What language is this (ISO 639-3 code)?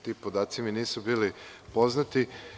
srp